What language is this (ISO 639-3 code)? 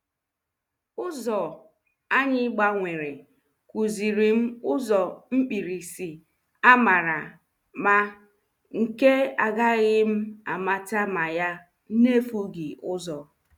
ibo